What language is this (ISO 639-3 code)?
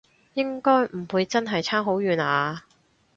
yue